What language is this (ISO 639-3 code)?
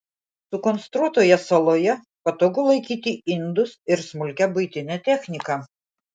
lit